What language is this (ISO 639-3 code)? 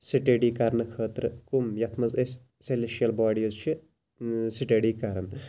kas